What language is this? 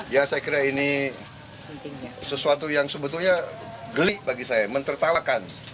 Indonesian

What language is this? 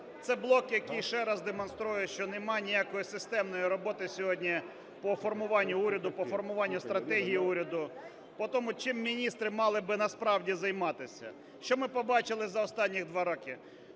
Ukrainian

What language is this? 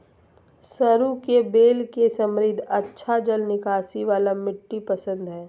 Magahi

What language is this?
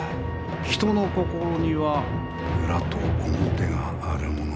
Japanese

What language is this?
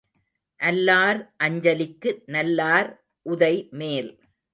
Tamil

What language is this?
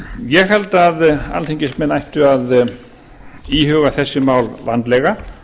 Icelandic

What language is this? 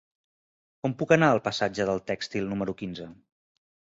Catalan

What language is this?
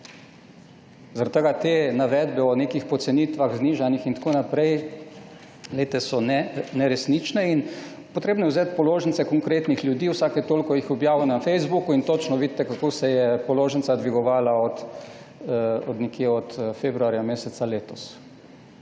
Slovenian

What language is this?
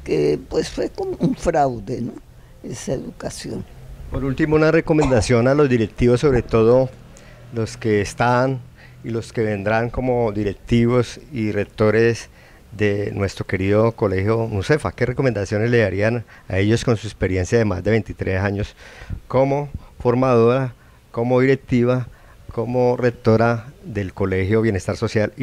Spanish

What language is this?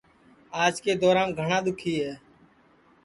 Sansi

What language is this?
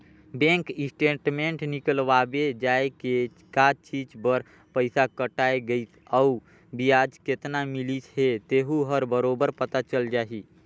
Chhattisgarhi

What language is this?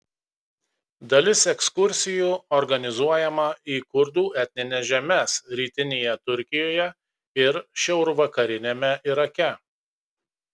Lithuanian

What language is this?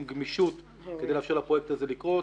Hebrew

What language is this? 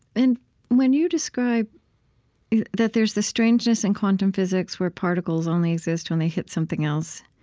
English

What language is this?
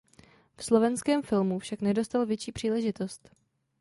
Czech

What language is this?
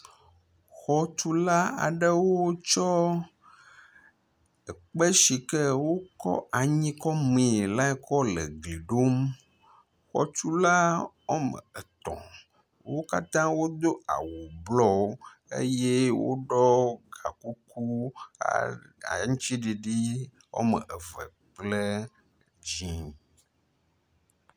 Ewe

